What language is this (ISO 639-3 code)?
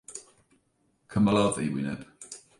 cym